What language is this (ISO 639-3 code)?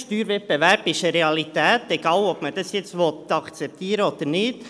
gsw